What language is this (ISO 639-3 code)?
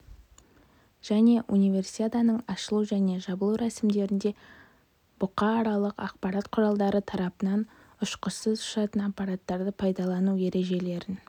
kaz